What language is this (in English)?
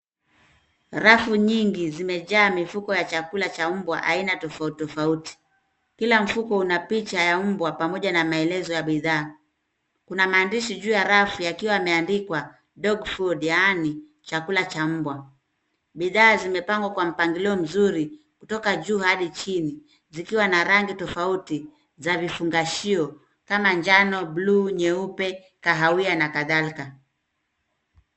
Swahili